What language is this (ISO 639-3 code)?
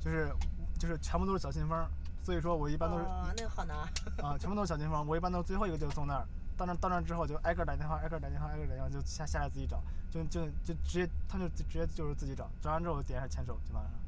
zho